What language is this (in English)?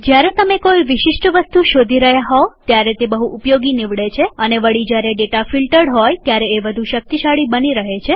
Gujarati